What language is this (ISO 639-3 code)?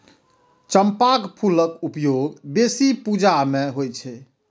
mai